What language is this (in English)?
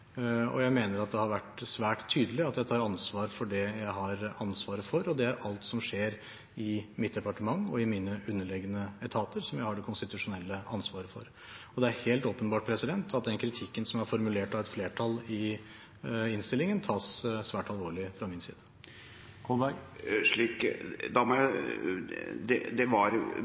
Norwegian Bokmål